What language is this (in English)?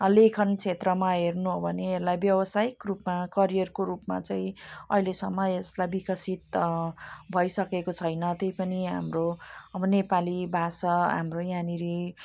Nepali